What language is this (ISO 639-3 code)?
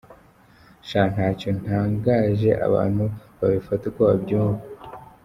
kin